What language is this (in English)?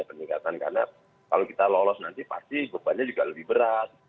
Indonesian